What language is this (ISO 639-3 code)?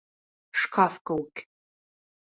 bak